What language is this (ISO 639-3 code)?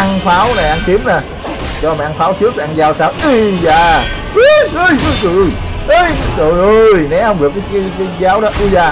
vie